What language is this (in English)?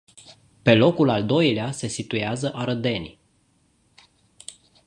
Romanian